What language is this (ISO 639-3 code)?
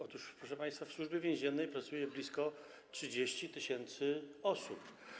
pol